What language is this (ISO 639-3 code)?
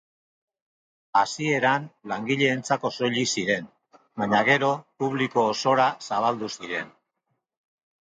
eus